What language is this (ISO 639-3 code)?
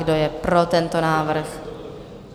ces